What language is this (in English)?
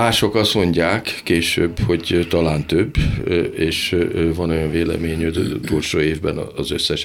Hungarian